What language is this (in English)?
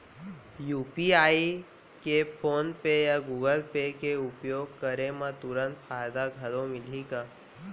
Chhattisgarhi